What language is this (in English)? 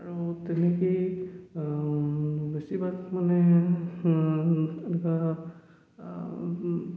Assamese